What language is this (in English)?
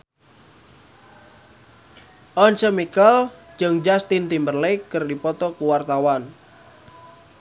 Sundanese